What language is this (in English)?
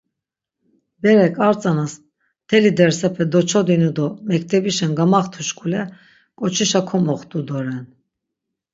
Laz